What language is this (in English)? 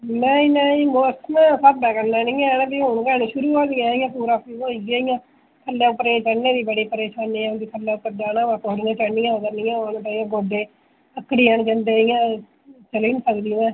Dogri